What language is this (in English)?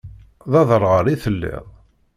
Kabyle